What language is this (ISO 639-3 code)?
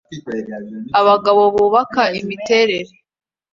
kin